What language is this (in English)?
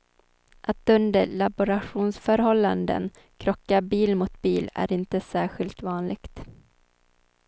Swedish